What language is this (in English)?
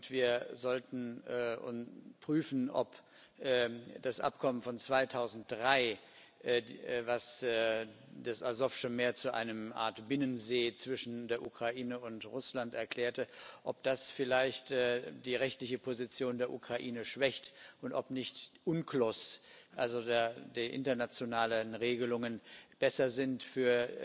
German